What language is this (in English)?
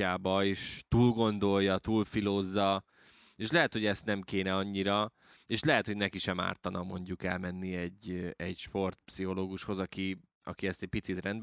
Hungarian